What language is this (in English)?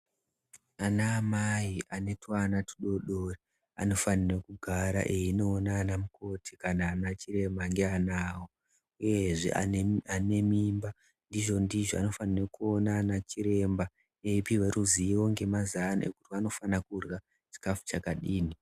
Ndau